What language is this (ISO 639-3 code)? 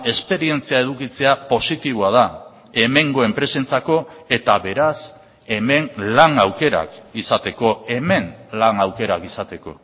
eus